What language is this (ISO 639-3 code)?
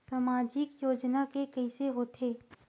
hne